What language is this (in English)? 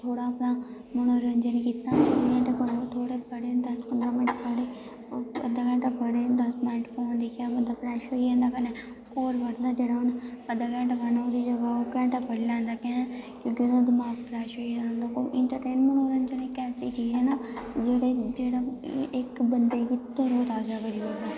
Dogri